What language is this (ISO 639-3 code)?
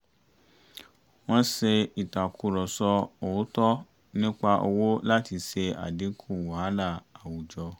yor